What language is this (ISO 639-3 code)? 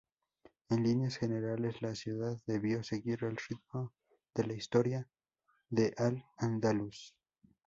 spa